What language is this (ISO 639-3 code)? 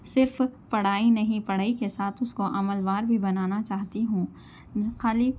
urd